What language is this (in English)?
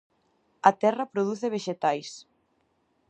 Galician